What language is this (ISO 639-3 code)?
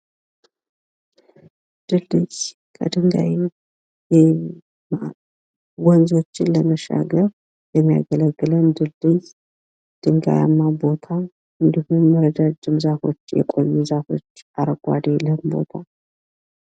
amh